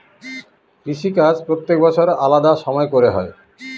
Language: Bangla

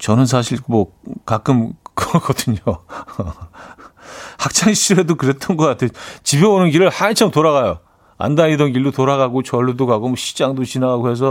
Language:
Korean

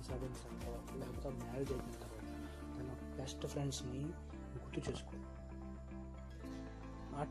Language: Spanish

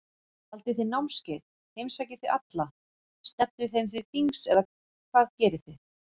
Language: Icelandic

